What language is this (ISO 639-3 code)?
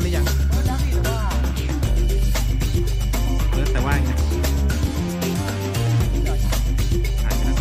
tha